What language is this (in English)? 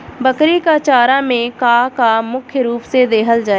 Bhojpuri